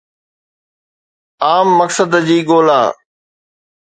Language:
Sindhi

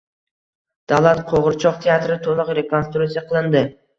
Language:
Uzbek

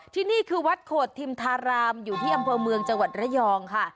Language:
Thai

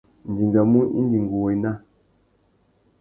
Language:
Tuki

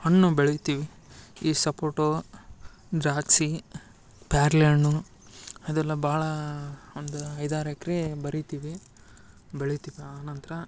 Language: Kannada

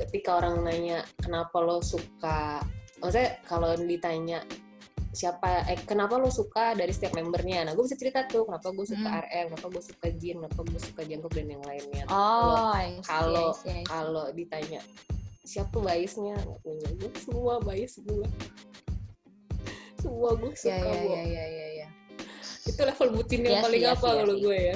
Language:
Indonesian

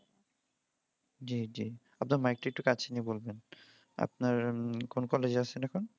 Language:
Bangla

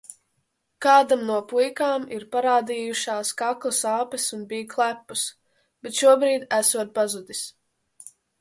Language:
Latvian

